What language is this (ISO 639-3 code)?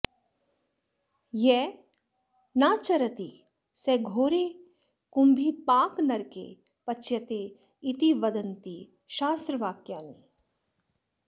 san